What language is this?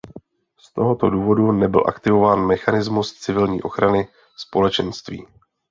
Czech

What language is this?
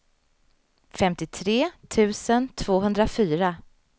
Swedish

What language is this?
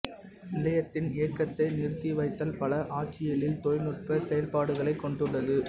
Tamil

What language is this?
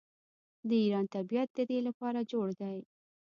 Pashto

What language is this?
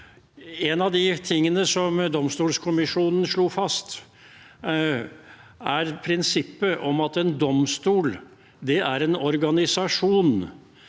Norwegian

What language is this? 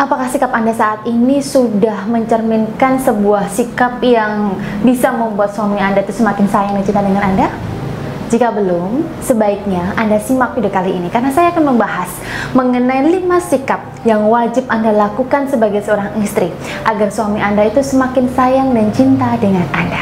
Indonesian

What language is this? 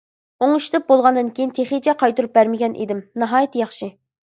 Uyghur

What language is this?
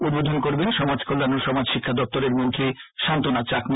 Bangla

